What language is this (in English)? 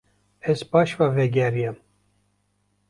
Kurdish